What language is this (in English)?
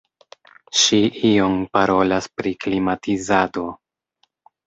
Esperanto